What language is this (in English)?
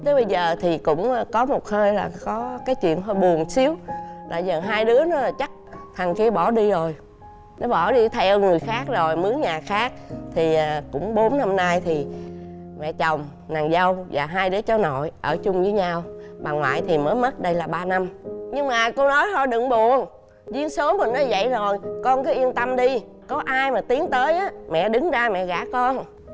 Vietnamese